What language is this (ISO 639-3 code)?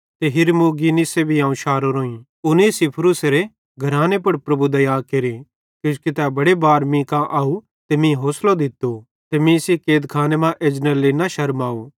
bhd